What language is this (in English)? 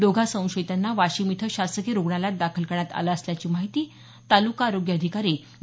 Marathi